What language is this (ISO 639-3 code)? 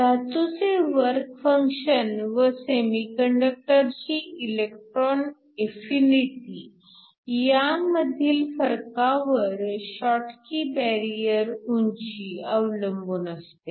mar